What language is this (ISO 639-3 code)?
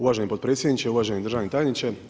hrv